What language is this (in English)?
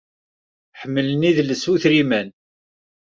Kabyle